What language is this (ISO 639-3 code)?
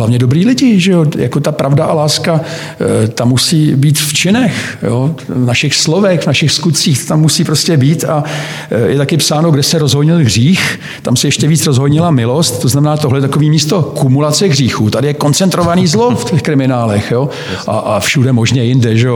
ces